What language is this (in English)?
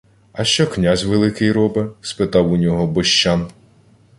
Ukrainian